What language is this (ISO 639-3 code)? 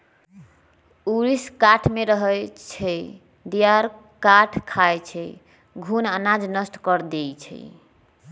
mag